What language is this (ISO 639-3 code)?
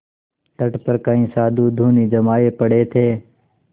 hin